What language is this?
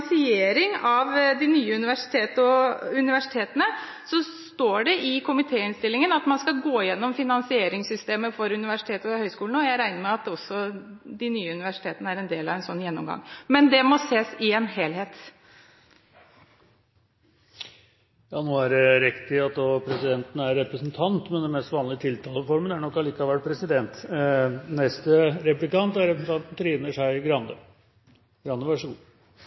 Norwegian Bokmål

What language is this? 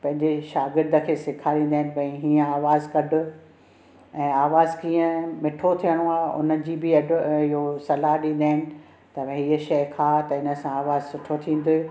Sindhi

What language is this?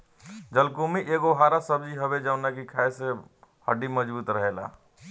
Bhojpuri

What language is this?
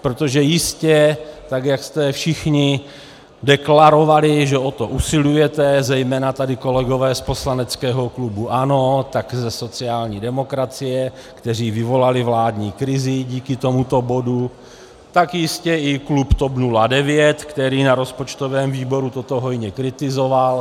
Czech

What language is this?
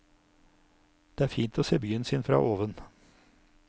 Norwegian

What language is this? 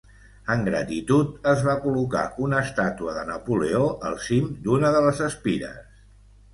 Catalan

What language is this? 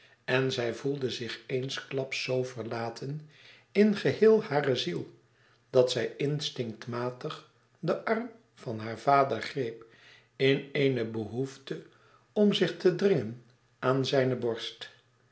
Dutch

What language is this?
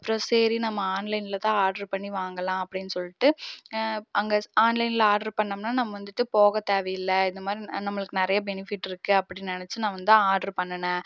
Tamil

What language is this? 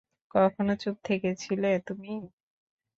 Bangla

